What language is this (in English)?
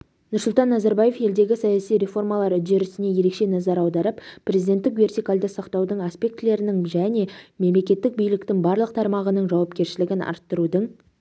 Kazakh